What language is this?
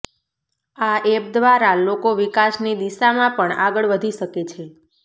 Gujarati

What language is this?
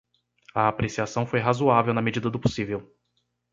Portuguese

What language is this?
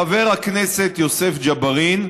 Hebrew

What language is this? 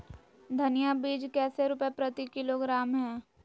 Magahi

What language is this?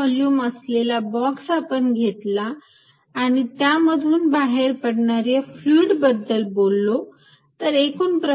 Marathi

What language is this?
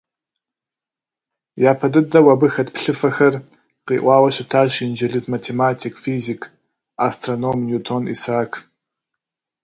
Kabardian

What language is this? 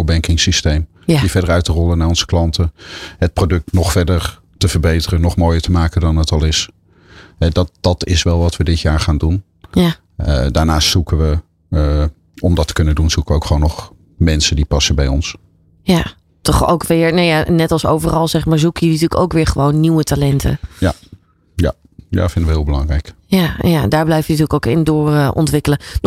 Dutch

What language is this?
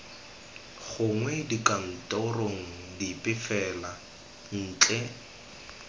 Tswana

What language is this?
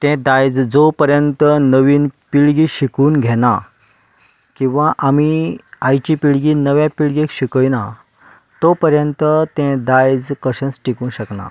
Konkani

